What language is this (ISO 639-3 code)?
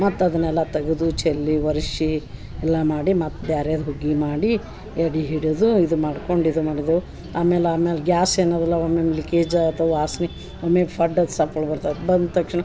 kan